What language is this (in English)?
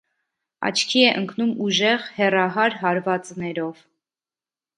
Armenian